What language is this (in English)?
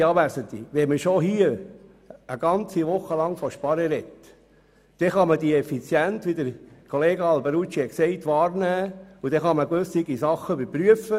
Swiss German